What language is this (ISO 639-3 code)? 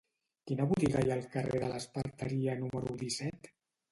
cat